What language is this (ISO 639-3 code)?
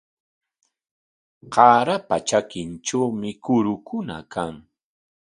qwa